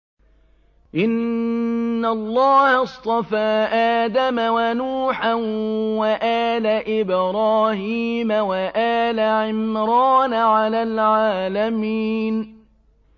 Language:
Arabic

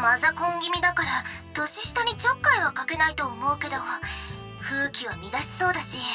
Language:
Japanese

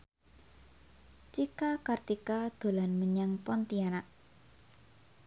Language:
Javanese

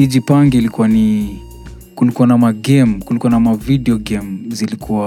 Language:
Swahili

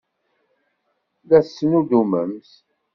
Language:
Kabyle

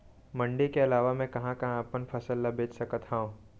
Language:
Chhattisgarhi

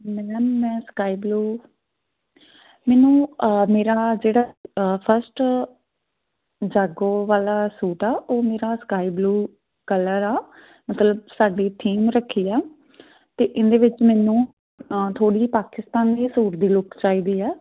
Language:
Punjabi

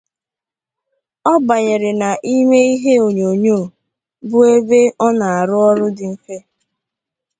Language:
Igbo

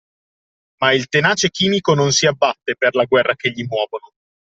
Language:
Italian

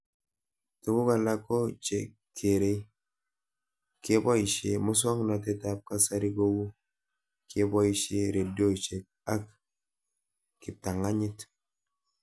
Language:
Kalenjin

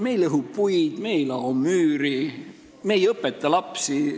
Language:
Estonian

